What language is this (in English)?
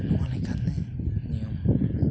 Santali